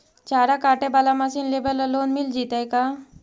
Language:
Magahi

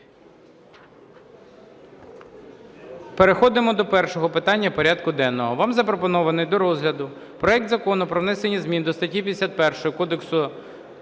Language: Ukrainian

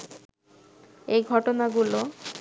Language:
Bangla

